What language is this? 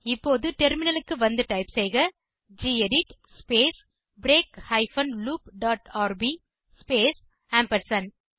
Tamil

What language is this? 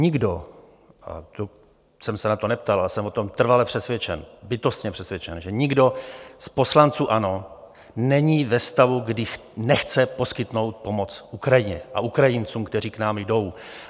Czech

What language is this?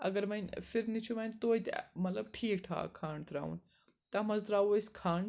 Kashmiri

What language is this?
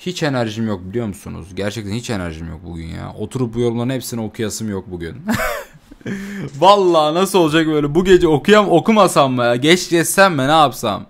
Turkish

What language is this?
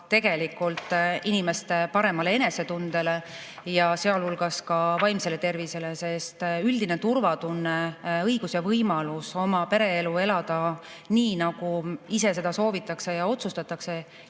Estonian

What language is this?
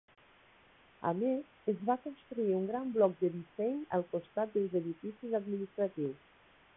Catalan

